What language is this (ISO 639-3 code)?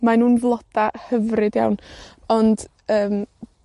cym